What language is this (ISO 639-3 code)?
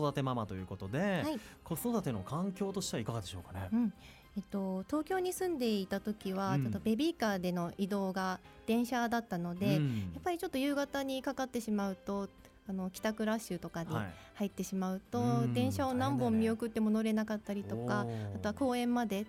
jpn